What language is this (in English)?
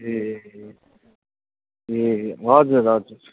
Nepali